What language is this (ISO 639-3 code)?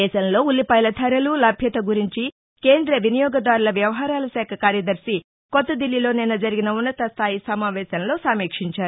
tel